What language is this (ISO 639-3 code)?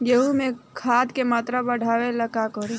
bho